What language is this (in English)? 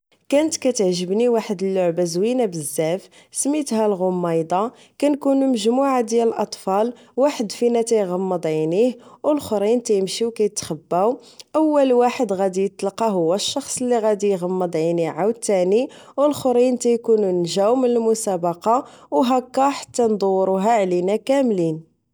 Moroccan Arabic